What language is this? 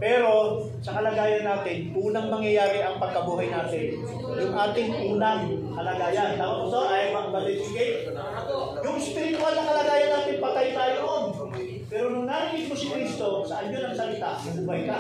Filipino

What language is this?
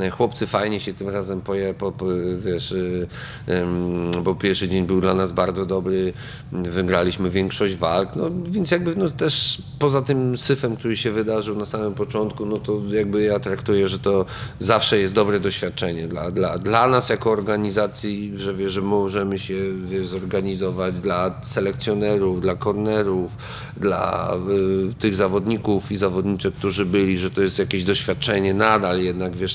Polish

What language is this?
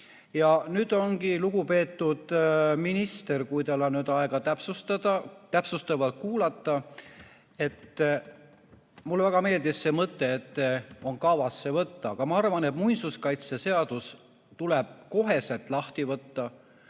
Estonian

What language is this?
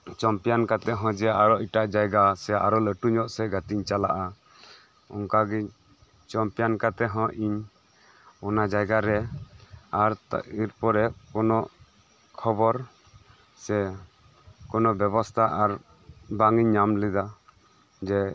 Santali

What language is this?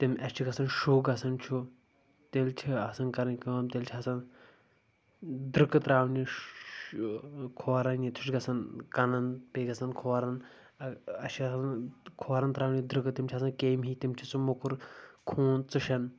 Kashmiri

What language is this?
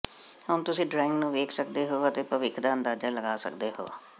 Punjabi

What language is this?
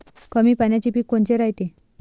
Marathi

